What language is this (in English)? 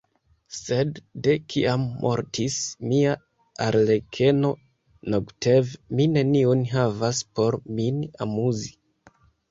Esperanto